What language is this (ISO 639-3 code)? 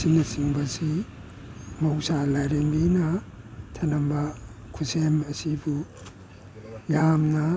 mni